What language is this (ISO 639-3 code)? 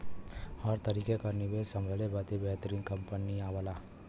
bho